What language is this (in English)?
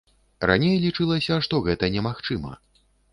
Belarusian